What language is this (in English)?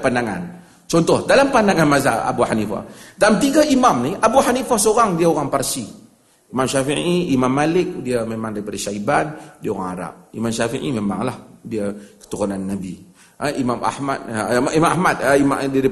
Malay